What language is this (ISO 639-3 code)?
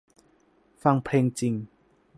tha